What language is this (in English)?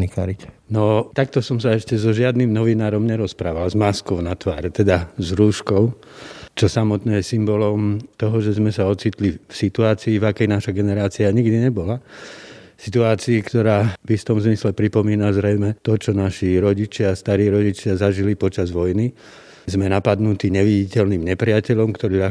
Slovak